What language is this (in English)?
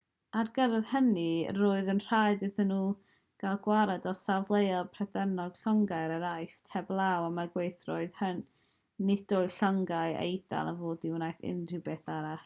Welsh